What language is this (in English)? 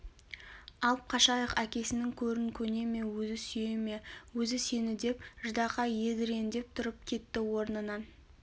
Kazakh